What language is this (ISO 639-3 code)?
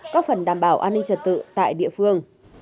vie